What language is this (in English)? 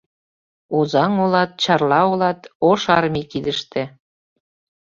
Mari